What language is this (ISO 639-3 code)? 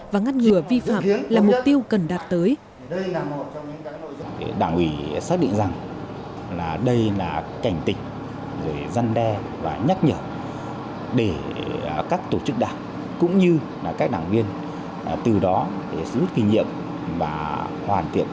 vie